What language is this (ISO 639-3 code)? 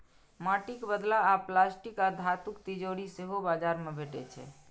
mai